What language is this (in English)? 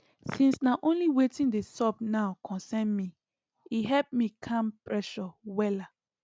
Nigerian Pidgin